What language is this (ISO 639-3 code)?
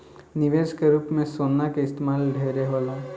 bho